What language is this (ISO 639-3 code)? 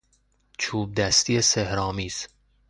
fas